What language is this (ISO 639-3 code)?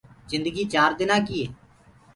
ggg